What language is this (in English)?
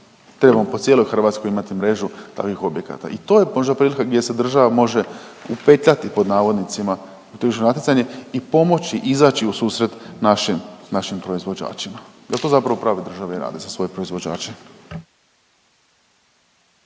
Croatian